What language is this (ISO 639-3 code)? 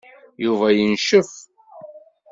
kab